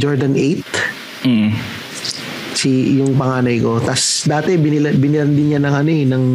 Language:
Filipino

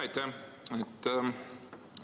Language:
Estonian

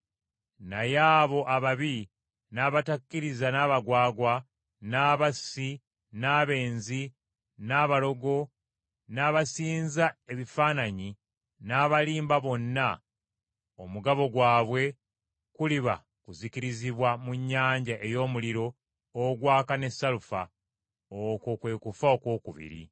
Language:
Ganda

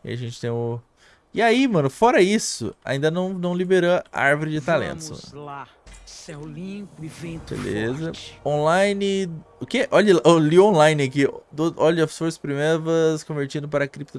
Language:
Portuguese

